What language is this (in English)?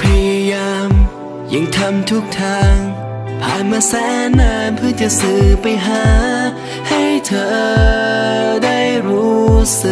Thai